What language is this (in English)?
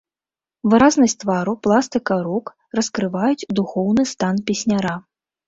Belarusian